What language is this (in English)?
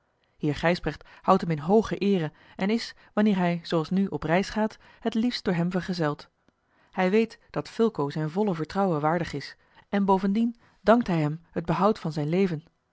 Dutch